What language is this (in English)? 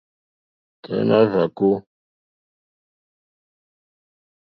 Mokpwe